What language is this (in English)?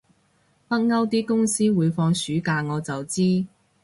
Cantonese